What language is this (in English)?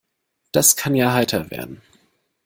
German